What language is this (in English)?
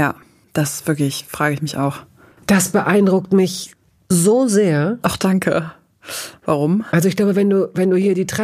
German